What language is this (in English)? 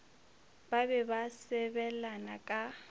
Northern Sotho